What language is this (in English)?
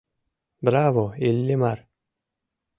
Mari